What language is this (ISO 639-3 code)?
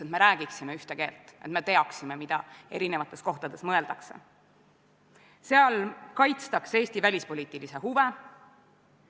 est